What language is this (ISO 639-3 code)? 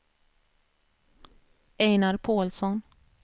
swe